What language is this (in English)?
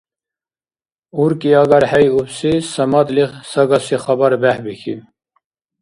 Dargwa